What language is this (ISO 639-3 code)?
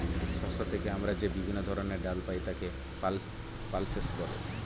ben